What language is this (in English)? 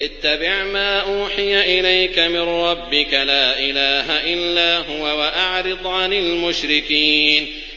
Arabic